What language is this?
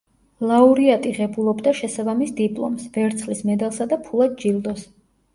Georgian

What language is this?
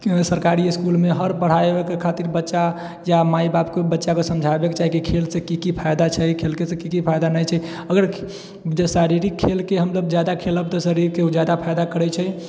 Maithili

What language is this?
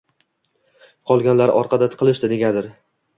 Uzbek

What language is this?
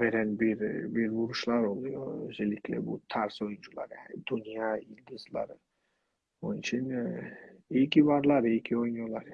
Turkish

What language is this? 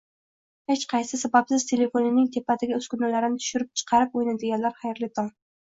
Uzbek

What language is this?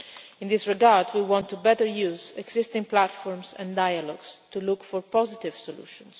English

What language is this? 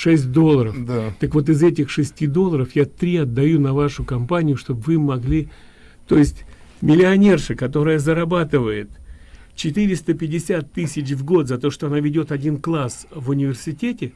Russian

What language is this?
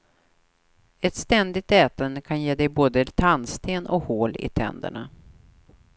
Swedish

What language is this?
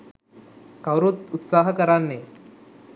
Sinhala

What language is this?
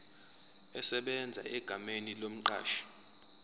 Zulu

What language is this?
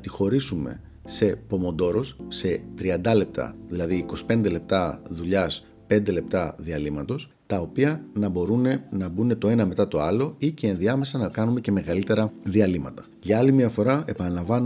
Greek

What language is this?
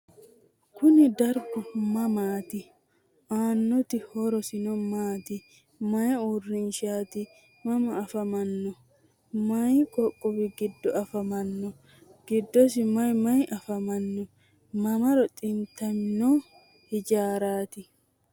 Sidamo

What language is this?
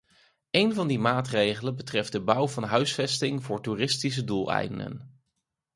Dutch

